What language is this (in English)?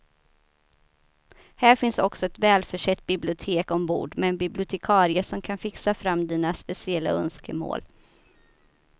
Swedish